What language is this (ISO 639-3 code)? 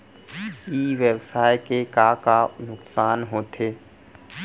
hne